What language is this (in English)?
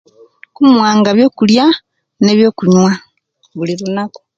Kenyi